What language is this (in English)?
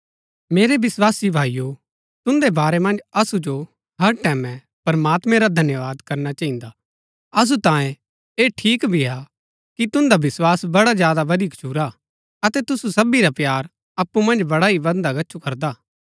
Gaddi